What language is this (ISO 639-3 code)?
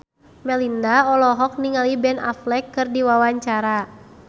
sun